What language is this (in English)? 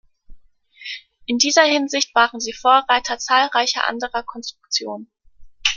German